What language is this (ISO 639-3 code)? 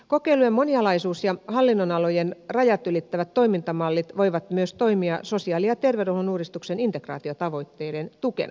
fin